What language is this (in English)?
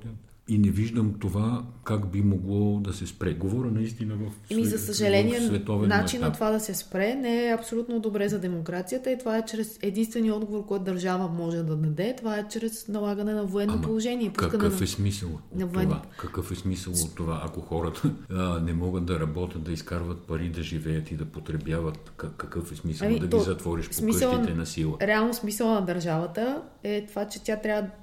Bulgarian